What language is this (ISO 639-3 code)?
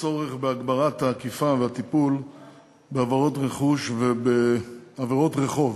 heb